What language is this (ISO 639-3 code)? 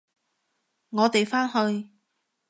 yue